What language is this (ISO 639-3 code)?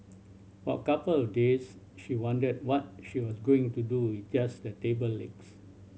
eng